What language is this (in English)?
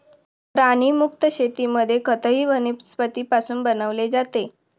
Marathi